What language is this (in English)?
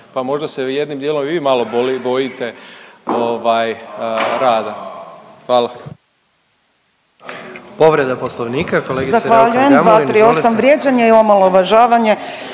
Croatian